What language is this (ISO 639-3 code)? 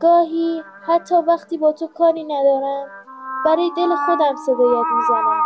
fas